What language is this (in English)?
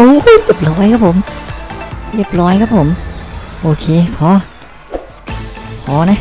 Thai